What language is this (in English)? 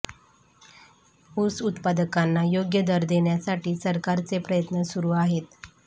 Marathi